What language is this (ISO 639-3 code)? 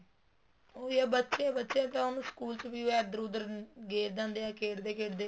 pan